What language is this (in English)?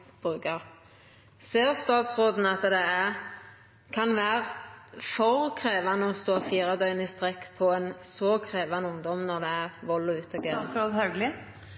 Norwegian Nynorsk